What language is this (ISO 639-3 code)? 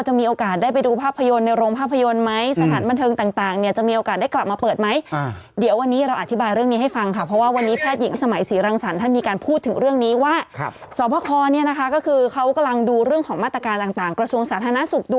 tha